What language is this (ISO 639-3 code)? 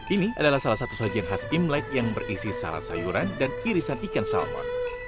ind